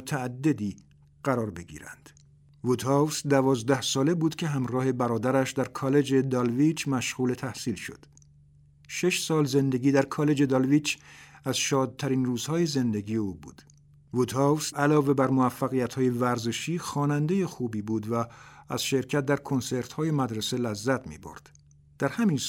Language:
Persian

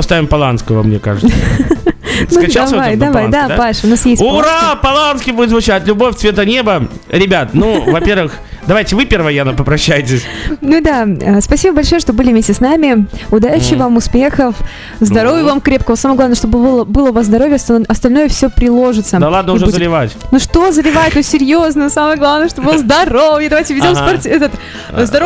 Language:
Russian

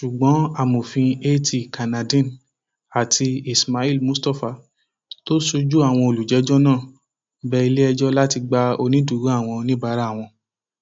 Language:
Yoruba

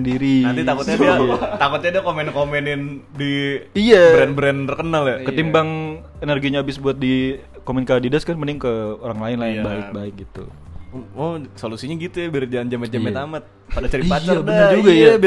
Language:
Indonesian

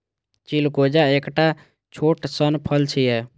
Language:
Maithili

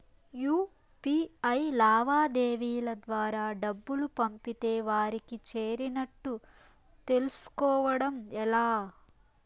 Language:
Telugu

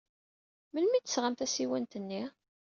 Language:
Kabyle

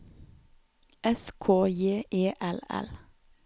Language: Norwegian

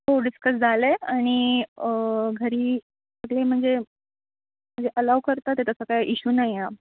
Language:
Marathi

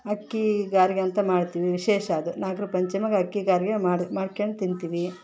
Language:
Kannada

